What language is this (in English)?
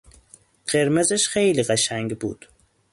Persian